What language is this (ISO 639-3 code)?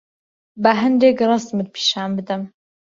ckb